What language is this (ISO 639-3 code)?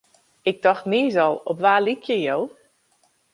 fry